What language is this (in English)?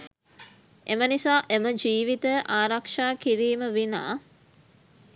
Sinhala